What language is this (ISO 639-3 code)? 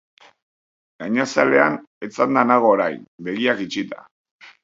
eus